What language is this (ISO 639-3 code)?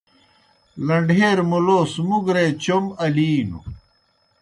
plk